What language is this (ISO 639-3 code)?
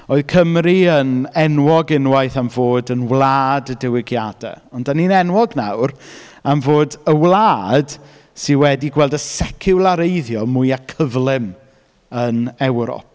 cym